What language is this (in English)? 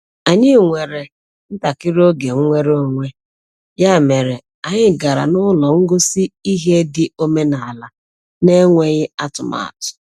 Igbo